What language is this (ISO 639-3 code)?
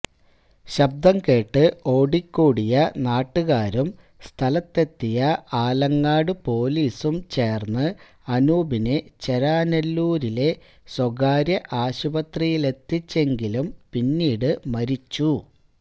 mal